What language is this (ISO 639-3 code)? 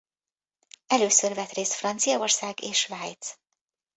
hun